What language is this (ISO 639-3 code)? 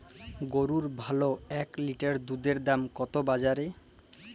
ben